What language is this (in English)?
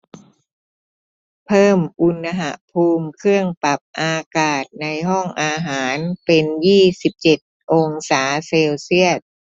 Thai